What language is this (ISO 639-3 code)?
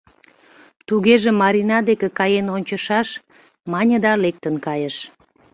chm